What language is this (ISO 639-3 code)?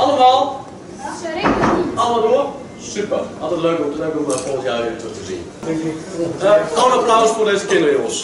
nld